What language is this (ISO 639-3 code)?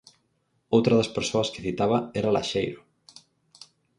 glg